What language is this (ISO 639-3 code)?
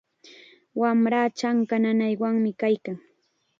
qxa